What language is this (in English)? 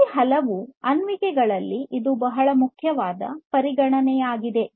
Kannada